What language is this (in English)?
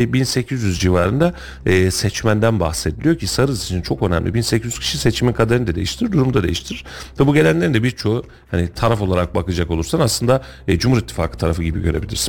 Turkish